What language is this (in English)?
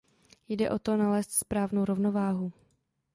Czech